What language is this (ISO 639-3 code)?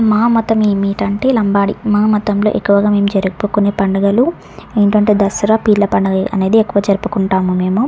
tel